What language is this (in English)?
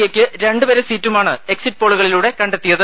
Malayalam